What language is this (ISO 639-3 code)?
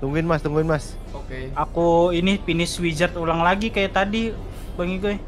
ind